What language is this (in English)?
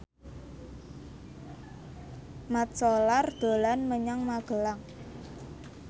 Javanese